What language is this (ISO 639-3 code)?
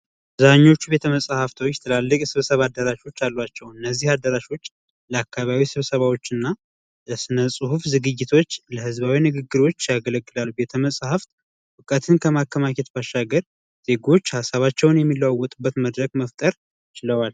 amh